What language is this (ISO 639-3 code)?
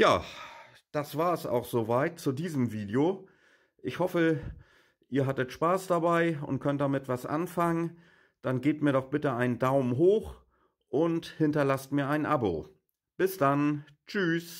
deu